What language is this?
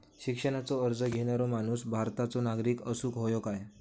Marathi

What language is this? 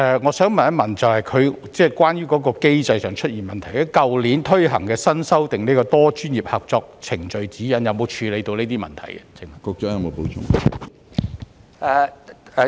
Cantonese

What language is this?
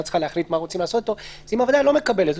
Hebrew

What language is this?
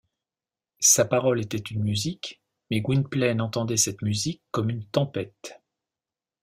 French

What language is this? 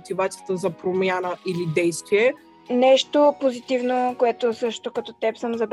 Bulgarian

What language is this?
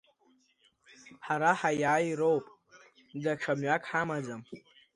Abkhazian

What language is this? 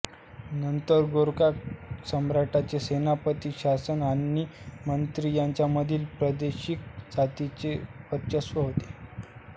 Marathi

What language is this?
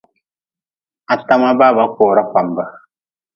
Nawdm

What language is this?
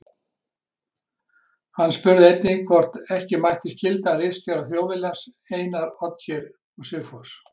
Icelandic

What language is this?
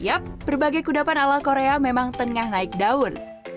Indonesian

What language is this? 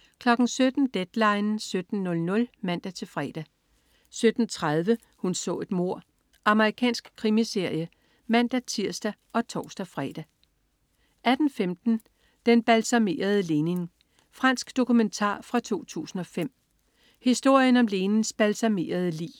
Danish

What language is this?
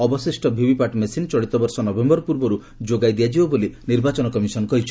Odia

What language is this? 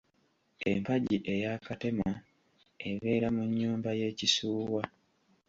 Ganda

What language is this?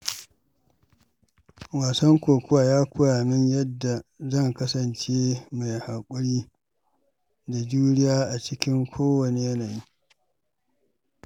Hausa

